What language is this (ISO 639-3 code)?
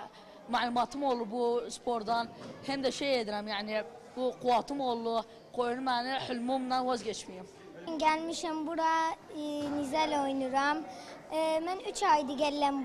tur